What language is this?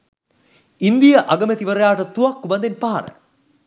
Sinhala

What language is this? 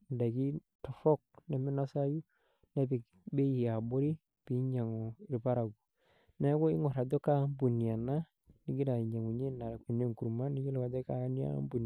Masai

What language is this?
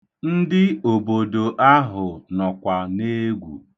Igbo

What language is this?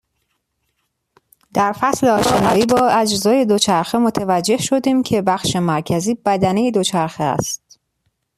Persian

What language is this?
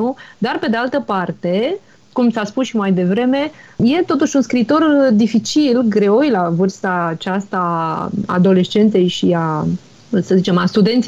Romanian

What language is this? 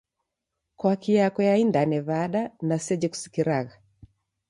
Taita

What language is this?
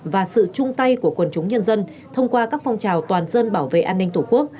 Vietnamese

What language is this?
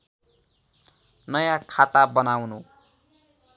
Nepali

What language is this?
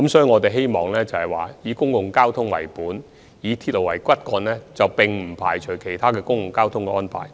Cantonese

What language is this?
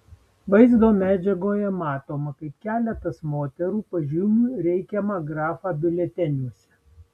Lithuanian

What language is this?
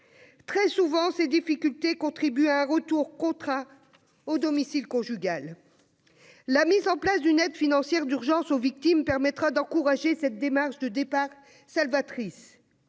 French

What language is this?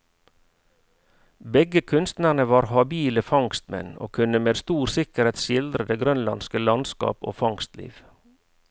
Norwegian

